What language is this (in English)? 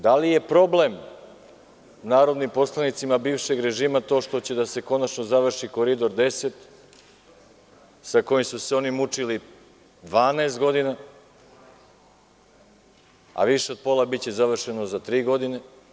Serbian